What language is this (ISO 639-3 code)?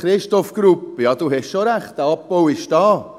gsw